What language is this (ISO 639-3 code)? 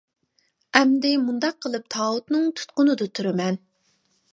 uig